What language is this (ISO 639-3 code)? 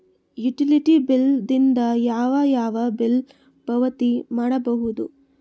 kan